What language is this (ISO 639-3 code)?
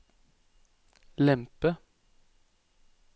nor